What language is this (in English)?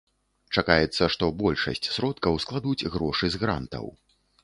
Belarusian